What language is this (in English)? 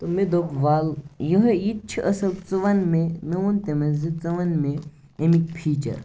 Kashmiri